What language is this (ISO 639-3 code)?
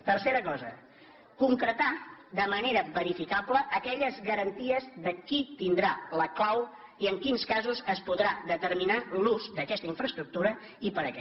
cat